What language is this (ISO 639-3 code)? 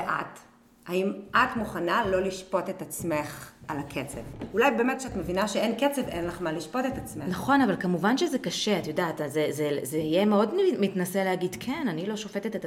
heb